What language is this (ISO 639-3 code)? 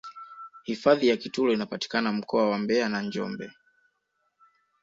swa